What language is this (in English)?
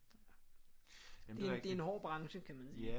Danish